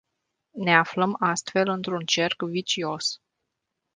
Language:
Romanian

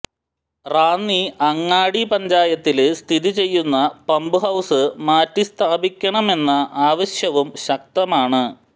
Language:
Malayalam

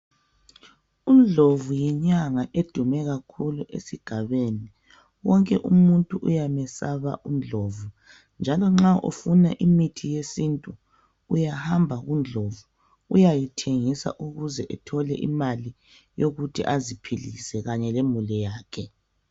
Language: North Ndebele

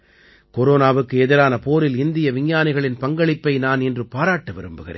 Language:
Tamil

